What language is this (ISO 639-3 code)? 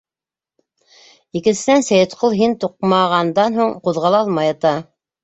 bak